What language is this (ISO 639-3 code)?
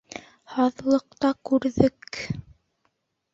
bak